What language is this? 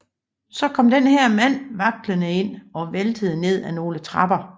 Danish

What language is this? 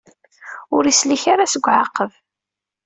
Kabyle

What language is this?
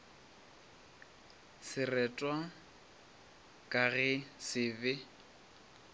Northern Sotho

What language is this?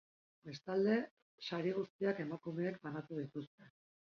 Basque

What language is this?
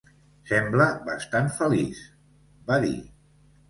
Catalan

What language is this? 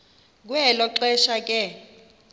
Xhosa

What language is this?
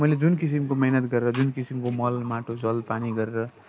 Nepali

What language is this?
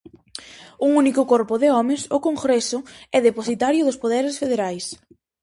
Galician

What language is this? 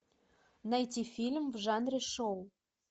Russian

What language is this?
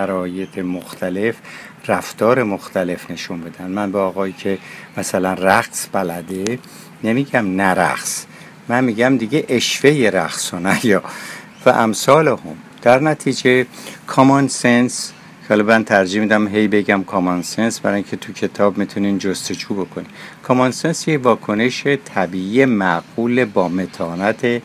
Persian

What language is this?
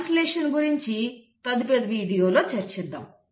Telugu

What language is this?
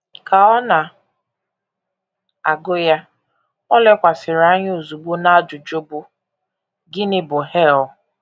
Igbo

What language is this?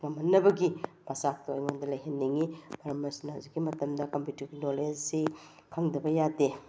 Manipuri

